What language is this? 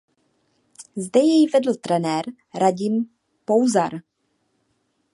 Czech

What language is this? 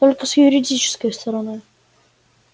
Russian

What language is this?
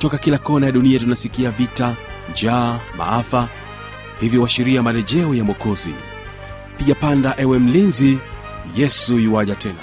Swahili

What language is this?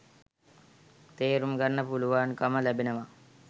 Sinhala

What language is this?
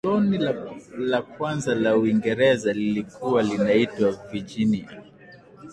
Swahili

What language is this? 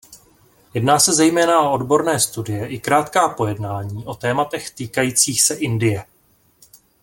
Czech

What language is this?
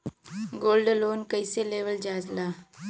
Bhojpuri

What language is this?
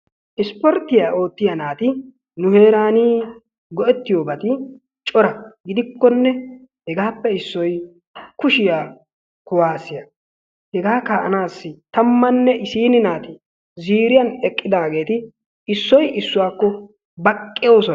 Wolaytta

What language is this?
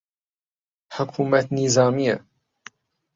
Central Kurdish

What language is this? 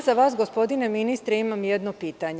Serbian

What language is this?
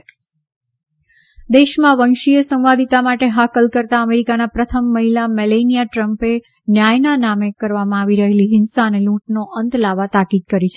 Gujarati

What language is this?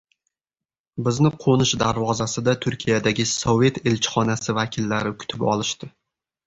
Uzbek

